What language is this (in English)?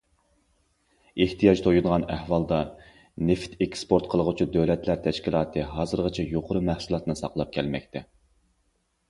Uyghur